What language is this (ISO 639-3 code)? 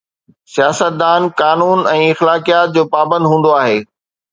snd